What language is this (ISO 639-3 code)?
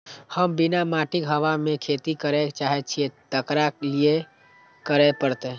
mai